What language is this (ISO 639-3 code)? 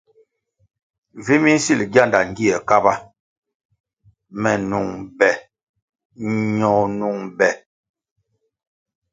nmg